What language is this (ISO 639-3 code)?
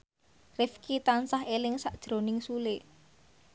jav